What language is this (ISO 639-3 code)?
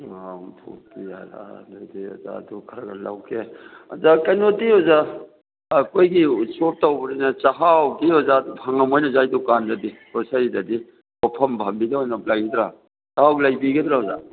mni